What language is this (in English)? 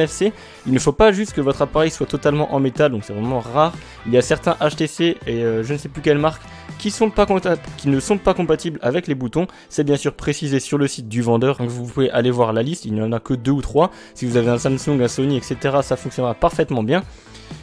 French